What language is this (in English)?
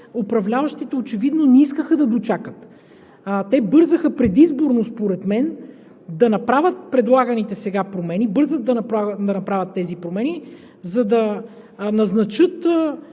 Bulgarian